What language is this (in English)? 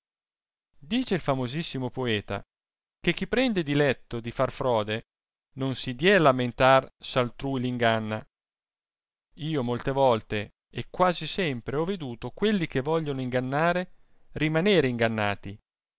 Italian